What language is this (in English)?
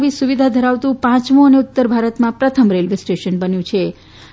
Gujarati